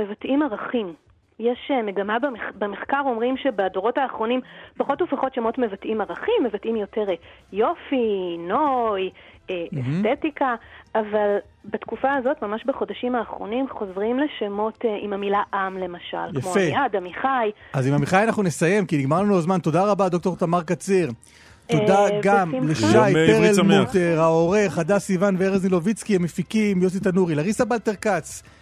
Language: Hebrew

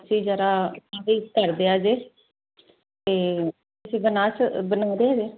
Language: Punjabi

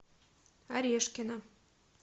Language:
Russian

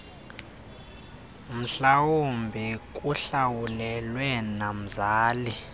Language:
Xhosa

